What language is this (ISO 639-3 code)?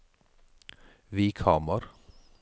nor